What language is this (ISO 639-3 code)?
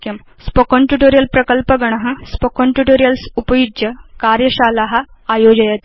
san